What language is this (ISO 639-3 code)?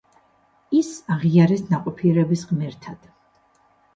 kat